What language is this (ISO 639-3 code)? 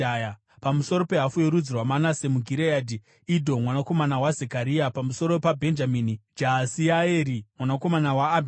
sna